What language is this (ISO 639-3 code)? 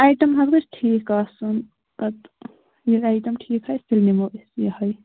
kas